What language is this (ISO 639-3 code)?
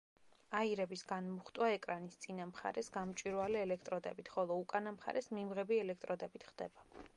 kat